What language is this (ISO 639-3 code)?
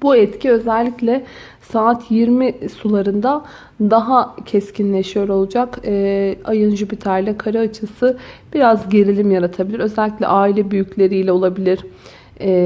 tur